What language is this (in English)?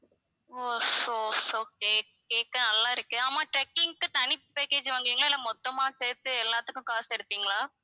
Tamil